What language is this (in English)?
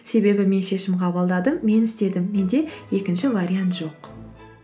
Kazakh